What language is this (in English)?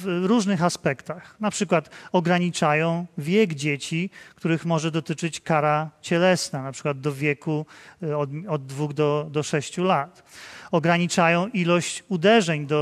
Polish